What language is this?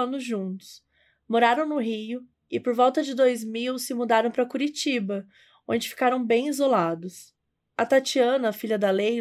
Portuguese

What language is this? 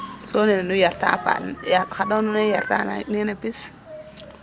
Serer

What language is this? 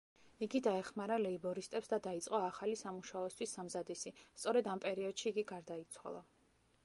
Georgian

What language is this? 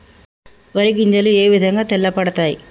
Telugu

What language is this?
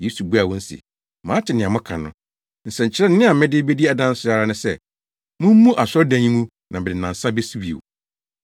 Akan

